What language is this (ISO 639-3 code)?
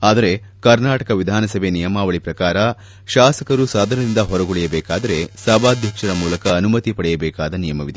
kan